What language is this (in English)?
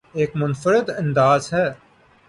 Urdu